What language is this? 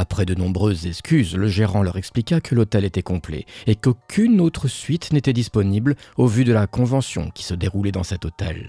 French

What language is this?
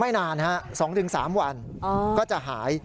Thai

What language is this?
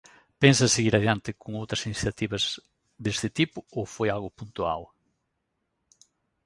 Galician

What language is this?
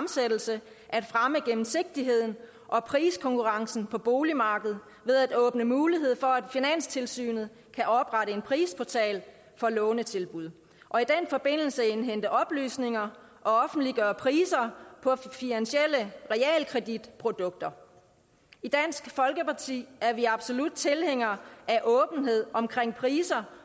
Danish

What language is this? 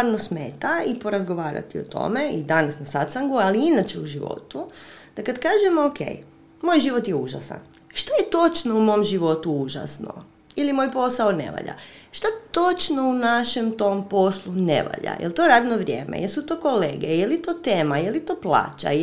Croatian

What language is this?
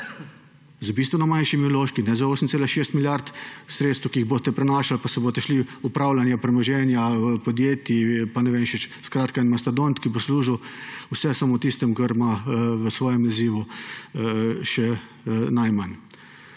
Slovenian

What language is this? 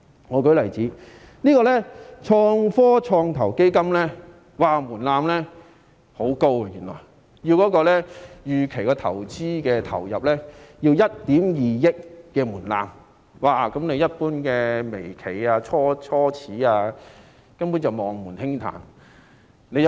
Cantonese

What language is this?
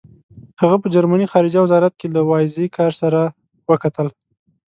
Pashto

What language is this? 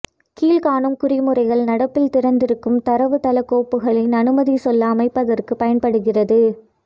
Tamil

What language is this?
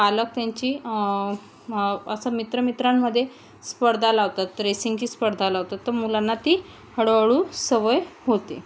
Marathi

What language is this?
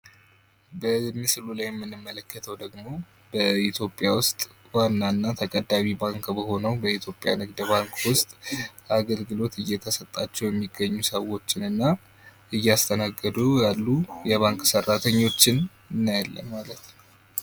Amharic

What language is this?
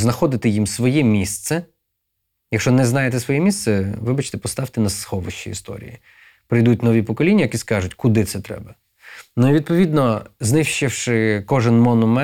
Ukrainian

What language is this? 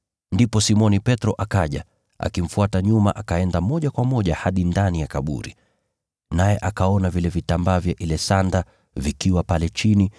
Swahili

